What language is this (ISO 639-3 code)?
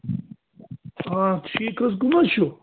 kas